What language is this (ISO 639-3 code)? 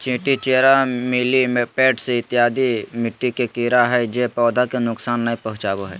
mag